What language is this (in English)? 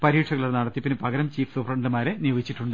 Malayalam